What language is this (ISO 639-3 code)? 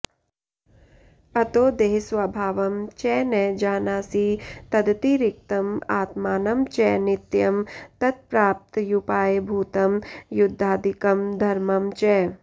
san